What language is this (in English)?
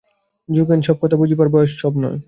Bangla